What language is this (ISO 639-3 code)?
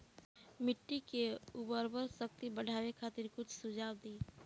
bho